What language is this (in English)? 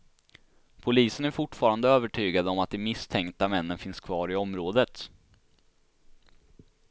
Swedish